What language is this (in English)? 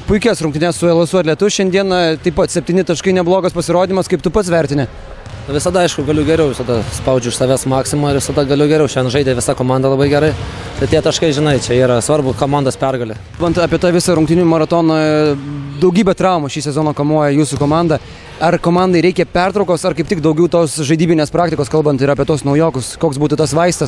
Lithuanian